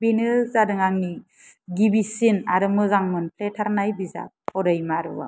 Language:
Bodo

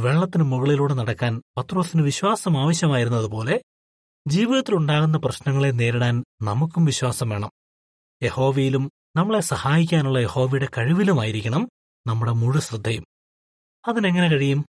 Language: Malayalam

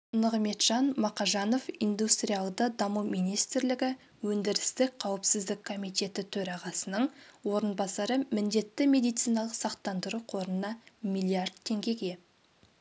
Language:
Kazakh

